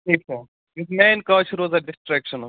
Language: Kashmiri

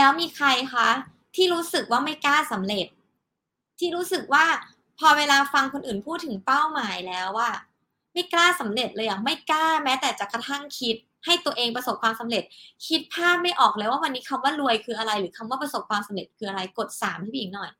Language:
Thai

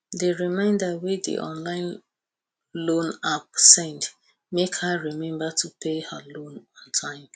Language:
Nigerian Pidgin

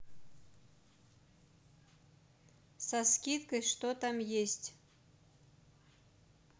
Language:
Russian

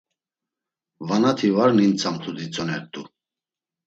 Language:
Laz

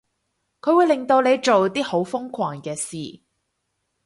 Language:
Cantonese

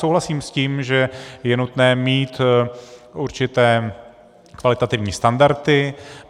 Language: Czech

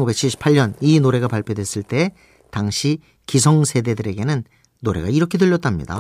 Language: Korean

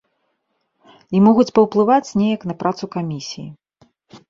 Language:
Belarusian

